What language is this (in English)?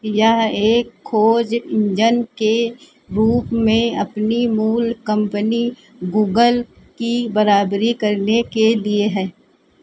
Hindi